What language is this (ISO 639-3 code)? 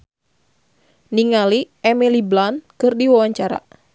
sun